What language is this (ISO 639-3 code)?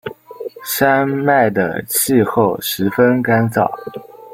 zho